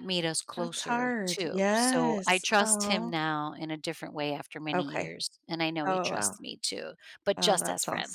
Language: English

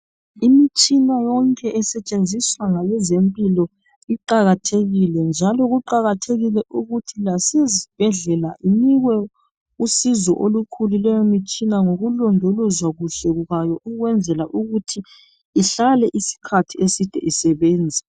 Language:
North Ndebele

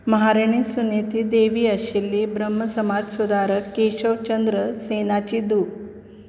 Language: Konkani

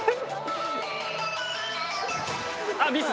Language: Japanese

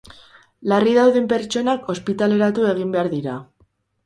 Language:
Basque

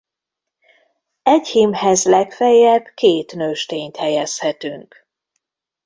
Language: Hungarian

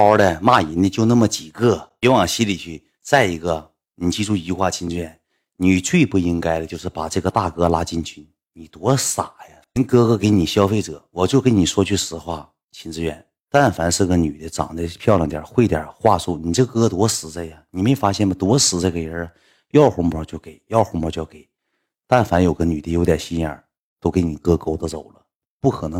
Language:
Chinese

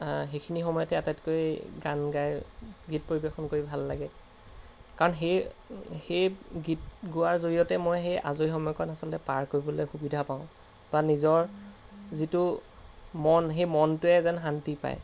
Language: Assamese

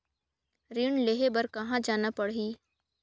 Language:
Chhattisgarhi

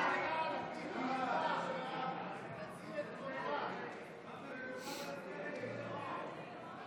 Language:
Hebrew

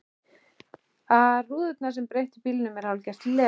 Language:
Icelandic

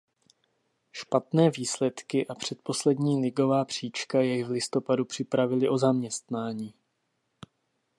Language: Czech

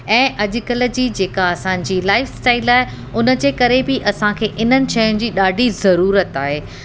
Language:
Sindhi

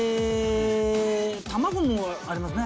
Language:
Japanese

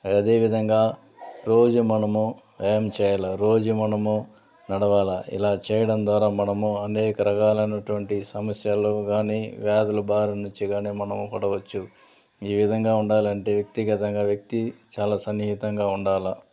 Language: Telugu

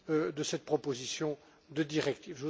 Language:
French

